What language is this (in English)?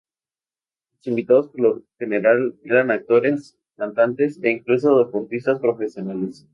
Spanish